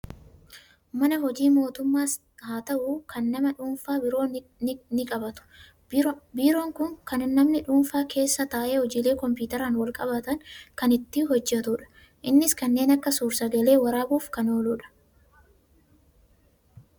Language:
Oromo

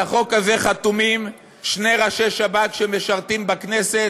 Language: Hebrew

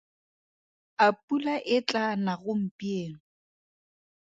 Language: Tswana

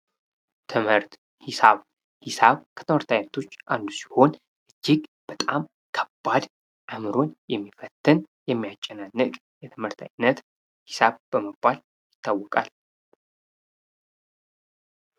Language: Amharic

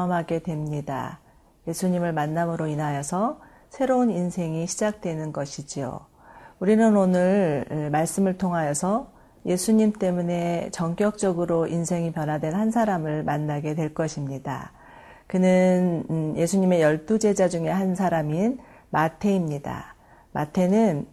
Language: Korean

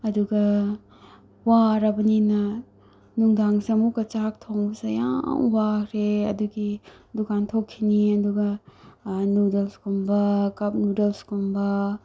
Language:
Manipuri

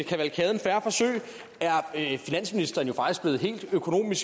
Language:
Danish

